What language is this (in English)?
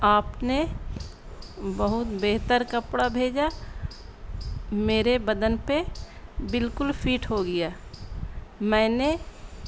Urdu